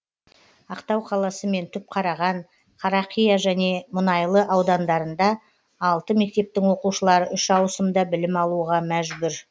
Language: Kazakh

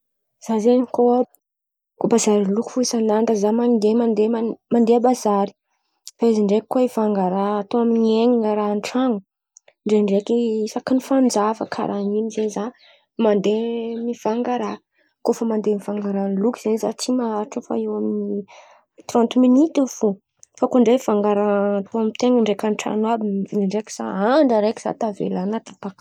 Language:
Antankarana Malagasy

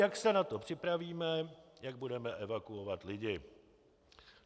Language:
Czech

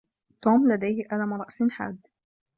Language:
Arabic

